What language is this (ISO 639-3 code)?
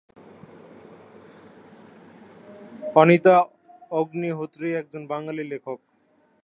ben